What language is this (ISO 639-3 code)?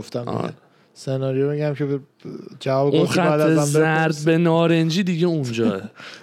fas